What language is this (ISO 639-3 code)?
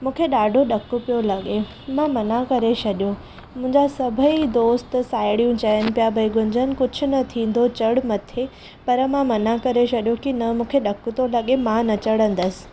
snd